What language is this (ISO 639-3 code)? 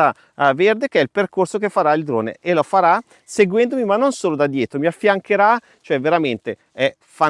ita